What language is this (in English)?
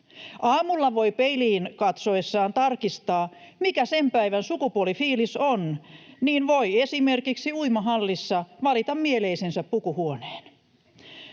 Finnish